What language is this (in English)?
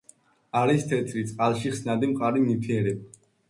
Georgian